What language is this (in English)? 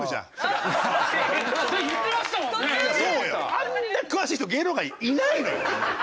Japanese